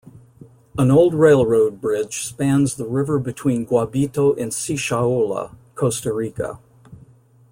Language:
English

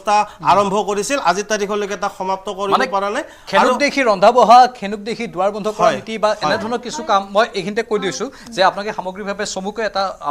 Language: Bangla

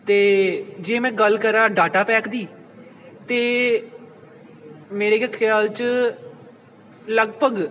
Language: Punjabi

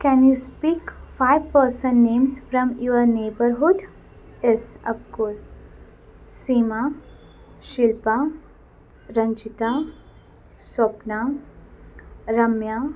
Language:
Kannada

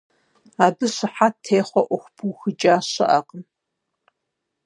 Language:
Kabardian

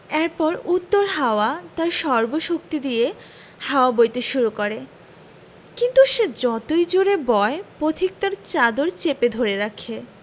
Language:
Bangla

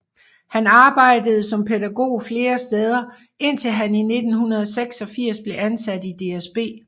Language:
Danish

